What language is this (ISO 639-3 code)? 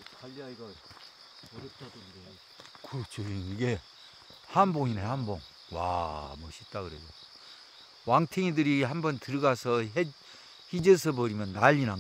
kor